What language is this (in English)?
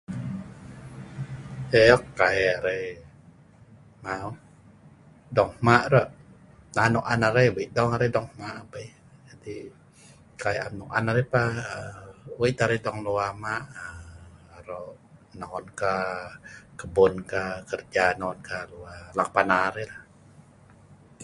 Sa'ban